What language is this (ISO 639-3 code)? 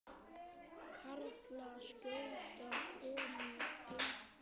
isl